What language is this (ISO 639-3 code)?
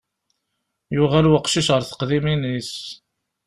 kab